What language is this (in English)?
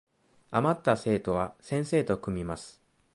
Japanese